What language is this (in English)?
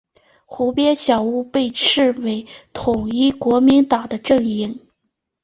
Chinese